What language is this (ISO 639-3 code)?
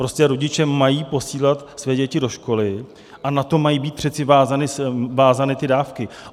ces